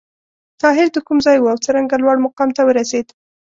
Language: Pashto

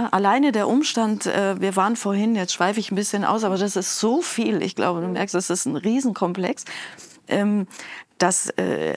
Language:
German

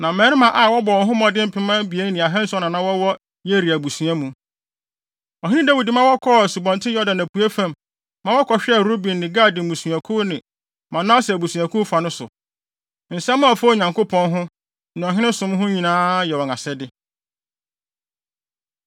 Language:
Akan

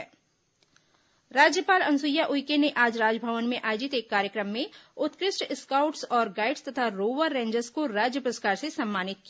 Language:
Hindi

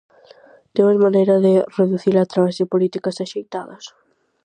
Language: Galician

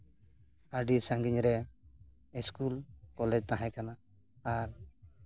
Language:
Santali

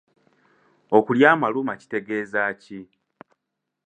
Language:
Ganda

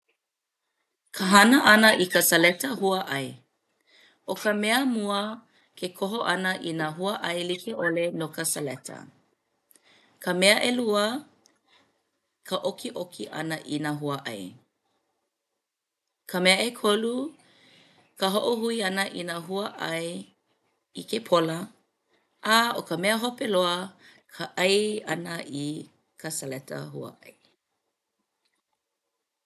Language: Hawaiian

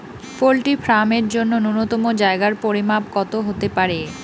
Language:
Bangla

